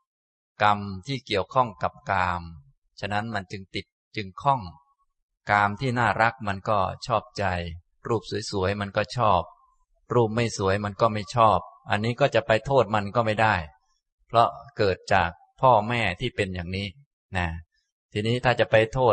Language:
Thai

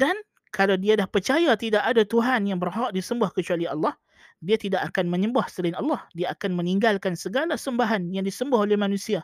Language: Malay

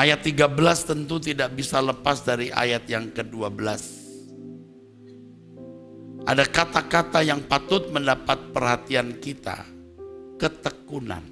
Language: Indonesian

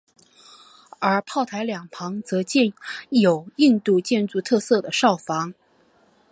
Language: Chinese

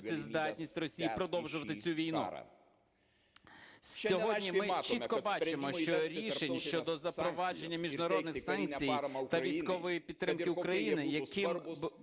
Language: Ukrainian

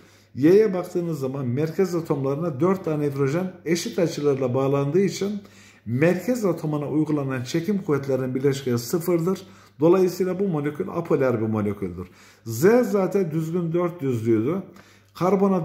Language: Turkish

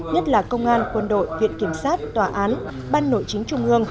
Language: Vietnamese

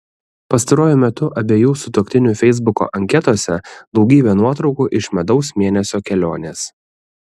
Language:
Lithuanian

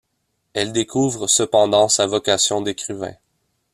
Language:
French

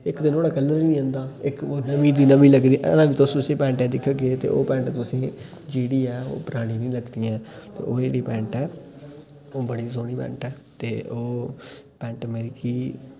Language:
Dogri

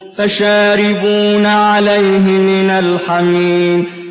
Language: Arabic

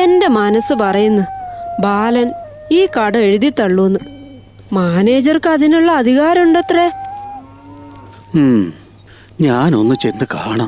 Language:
Malayalam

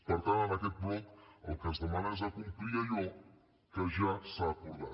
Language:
Catalan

